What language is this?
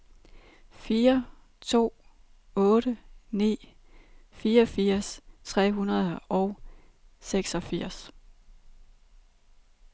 Danish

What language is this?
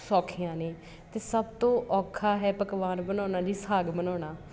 Punjabi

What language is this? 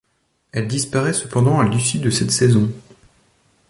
French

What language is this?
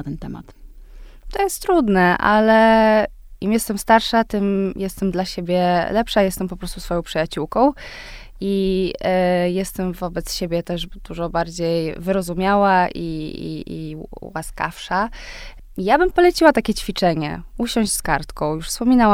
Polish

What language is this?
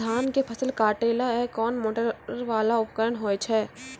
Maithili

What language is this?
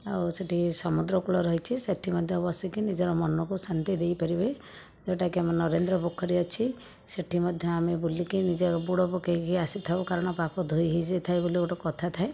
Odia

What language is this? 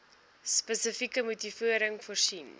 Afrikaans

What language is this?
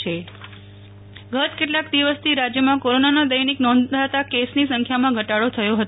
Gujarati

